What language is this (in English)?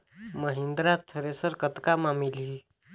Chhattisgarhi